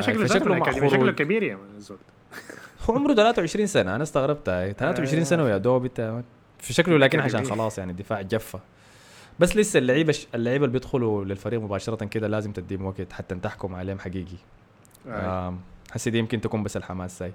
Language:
Arabic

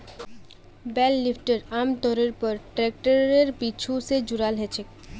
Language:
Magahi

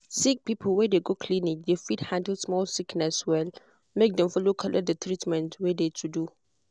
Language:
Nigerian Pidgin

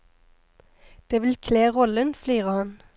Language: Norwegian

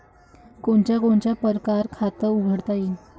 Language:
Marathi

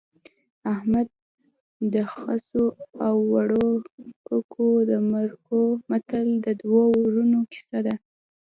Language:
Pashto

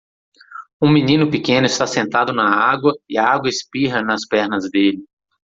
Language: Portuguese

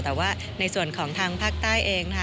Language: Thai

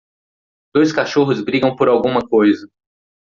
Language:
Portuguese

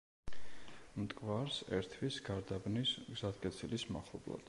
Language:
Georgian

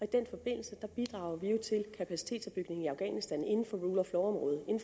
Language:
Danish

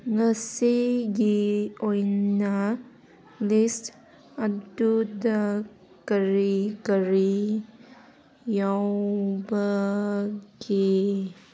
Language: Manipuri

